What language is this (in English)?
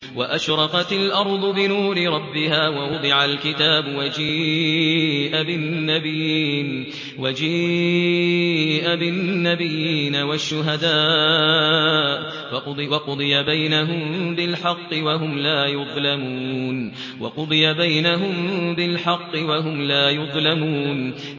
Arabic